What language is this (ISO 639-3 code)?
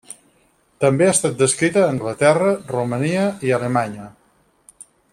cat